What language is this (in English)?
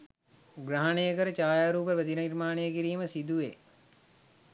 Sinhala